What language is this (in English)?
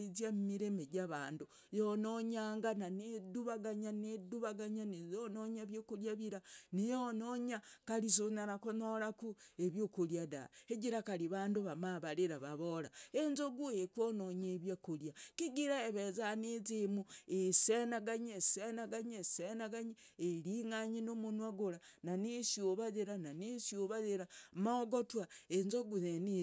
Logooli